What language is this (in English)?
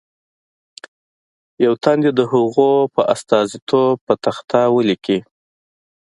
Pashto